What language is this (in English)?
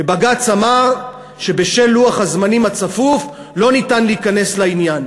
Hebrew